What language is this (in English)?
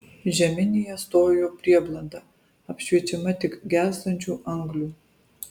Lithuanian